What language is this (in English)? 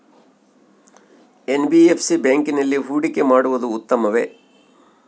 Kannada